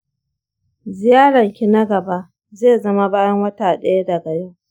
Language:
Hausa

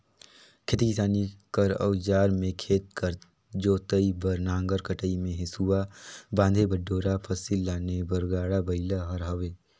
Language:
Chhattisgarhi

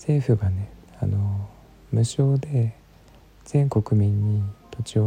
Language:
Japanese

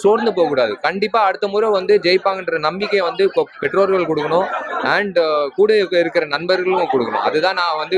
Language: Arabic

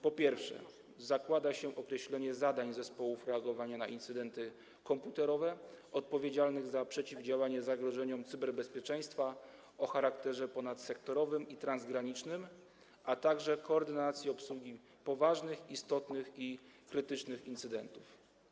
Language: Polish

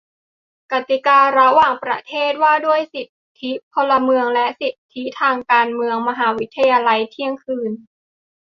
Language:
Thai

